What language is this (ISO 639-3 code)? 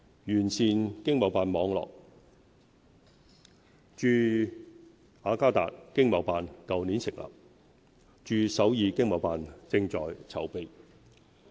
yue